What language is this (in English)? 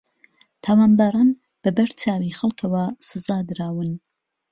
Central Kurdish